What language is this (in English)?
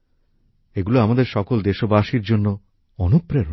Bangla